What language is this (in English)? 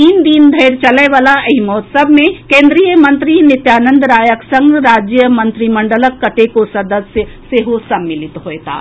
Maithili